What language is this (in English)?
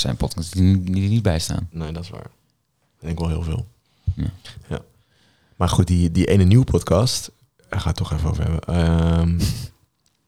Dutch